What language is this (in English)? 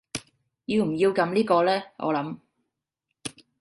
Cantonese